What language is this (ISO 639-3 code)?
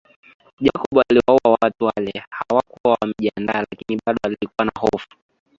swa